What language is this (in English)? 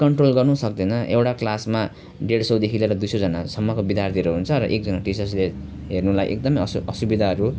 Nepali